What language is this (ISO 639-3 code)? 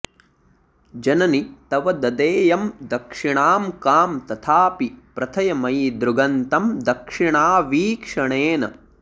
san